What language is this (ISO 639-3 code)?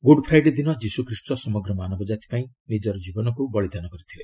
ori